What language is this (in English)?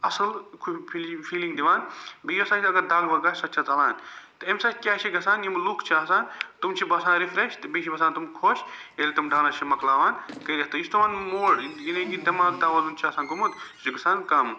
Kashmiri